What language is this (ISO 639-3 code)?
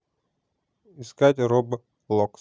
rus